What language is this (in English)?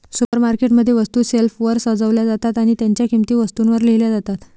Marathi